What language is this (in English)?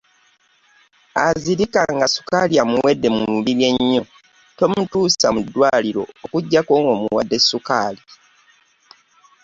Ganda